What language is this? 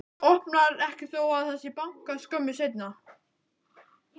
Icelandic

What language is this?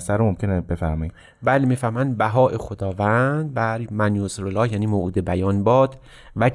Persian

